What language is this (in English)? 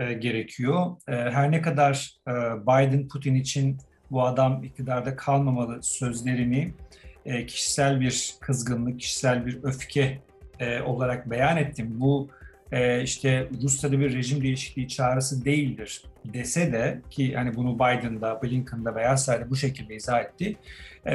Turkish